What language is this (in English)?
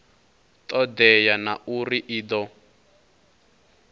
Venda